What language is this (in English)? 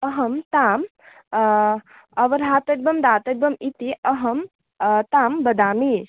Sanskrit